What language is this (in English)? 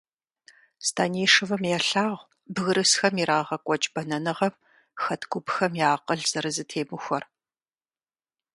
Kabardian